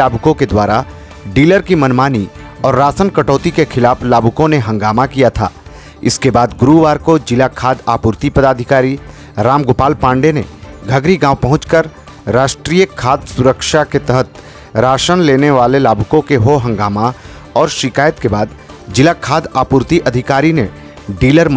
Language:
Hindi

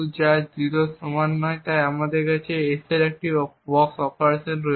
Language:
Bangla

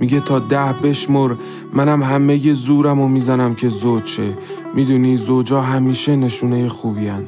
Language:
Persian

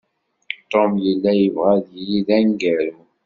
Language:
Kabyle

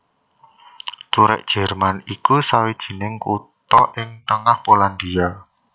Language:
Javanese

